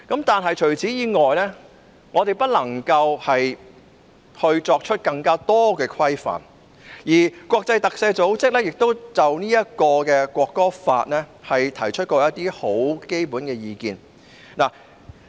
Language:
Cantonese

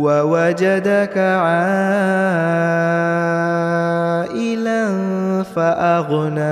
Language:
Hindi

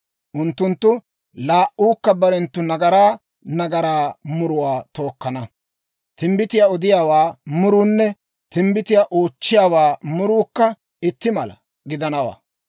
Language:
Dawro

